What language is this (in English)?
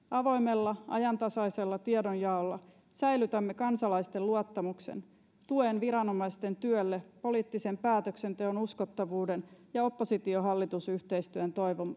Finnish